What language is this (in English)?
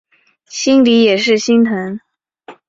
Chinese